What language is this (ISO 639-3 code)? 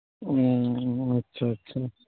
urd